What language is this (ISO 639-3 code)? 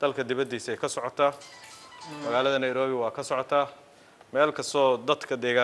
ara